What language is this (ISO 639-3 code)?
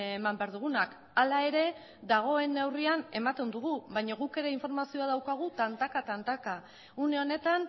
eus